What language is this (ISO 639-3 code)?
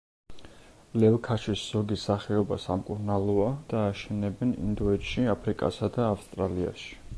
kat